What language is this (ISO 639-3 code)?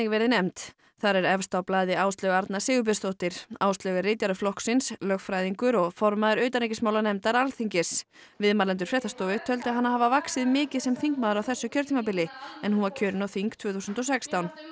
isl